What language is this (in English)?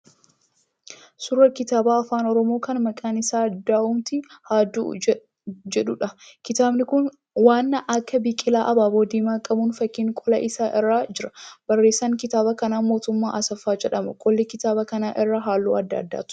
Oromo